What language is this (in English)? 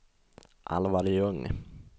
Swedish